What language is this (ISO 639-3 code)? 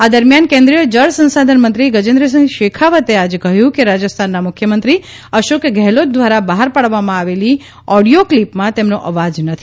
guj